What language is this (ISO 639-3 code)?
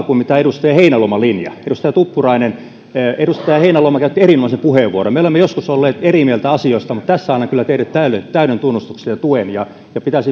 fin